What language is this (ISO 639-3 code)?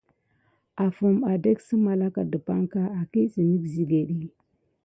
gid